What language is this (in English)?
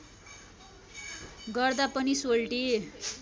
Nepali